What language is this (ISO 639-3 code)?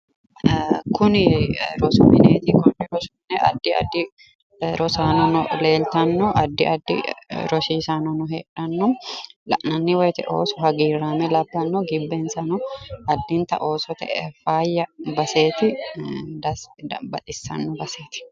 sid